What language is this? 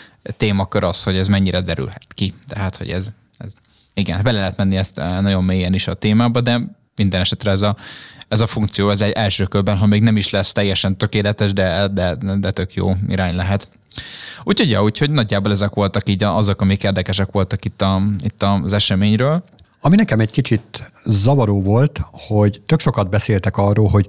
Hungarian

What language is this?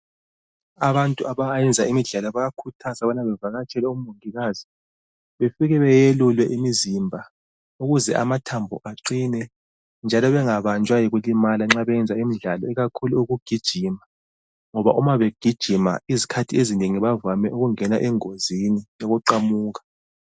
North Ndebele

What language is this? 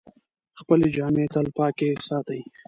Pashto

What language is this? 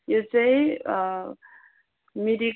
Nepali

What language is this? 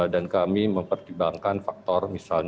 Indonesian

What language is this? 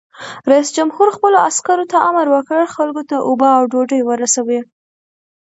Pashto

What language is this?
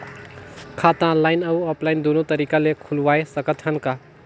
Chhattisgarhi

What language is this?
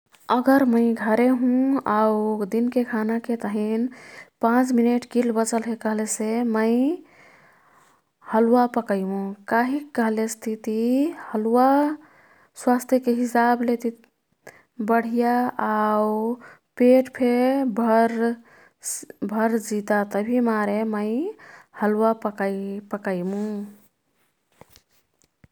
Kathoriya Tharu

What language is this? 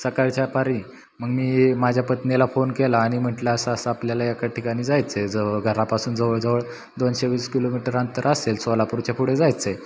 Marathi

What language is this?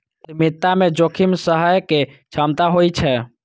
Maithili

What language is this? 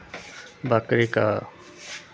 Maithili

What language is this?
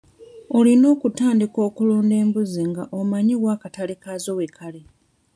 Ganda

